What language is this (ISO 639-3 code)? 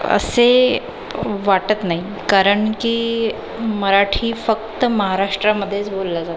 mar